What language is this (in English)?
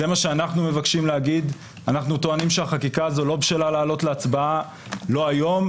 Hebrew